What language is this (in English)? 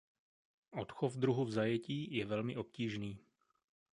Czech